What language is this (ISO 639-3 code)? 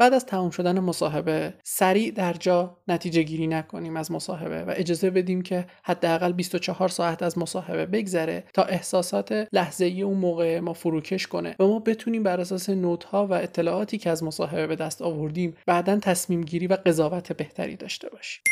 fas